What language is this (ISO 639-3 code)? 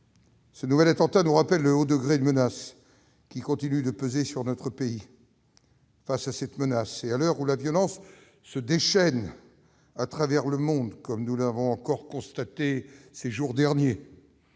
fra